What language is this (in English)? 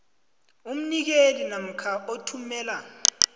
South Ndebele